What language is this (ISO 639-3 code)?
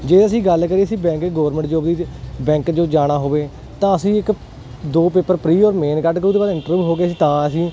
pan